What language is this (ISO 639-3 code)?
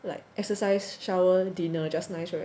eng